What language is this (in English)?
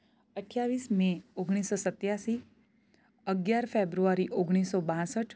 Gujarati